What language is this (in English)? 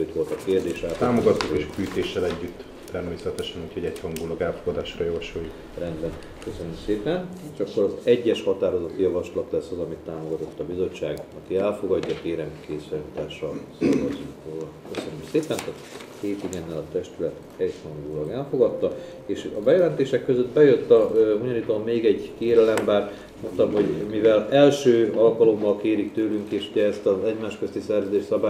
Hungarian